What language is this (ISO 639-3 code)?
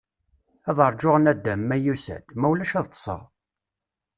kab